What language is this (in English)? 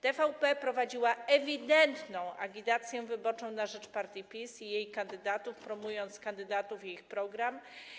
Polish